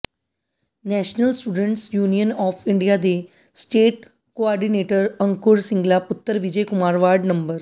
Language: Punjabi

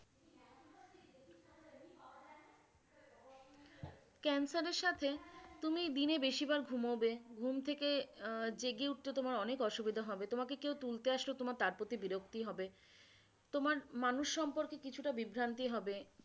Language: Bangla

